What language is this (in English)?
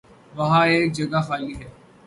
Urdu